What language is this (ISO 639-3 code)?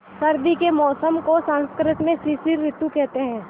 hin